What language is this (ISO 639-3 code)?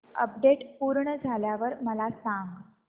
mar